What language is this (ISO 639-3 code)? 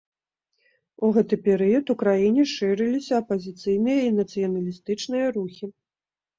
bel